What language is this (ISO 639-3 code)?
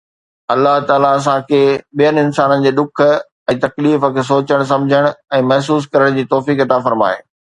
snd